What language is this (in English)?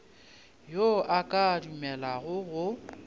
Northern Sotho